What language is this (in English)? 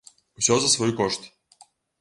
Belarusian